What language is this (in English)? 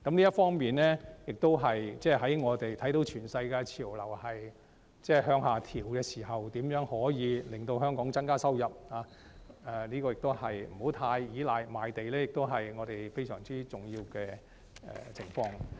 Cantonese